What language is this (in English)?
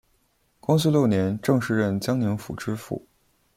Chinese